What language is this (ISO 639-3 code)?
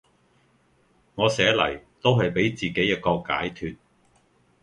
yue